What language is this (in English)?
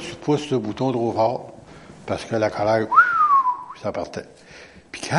French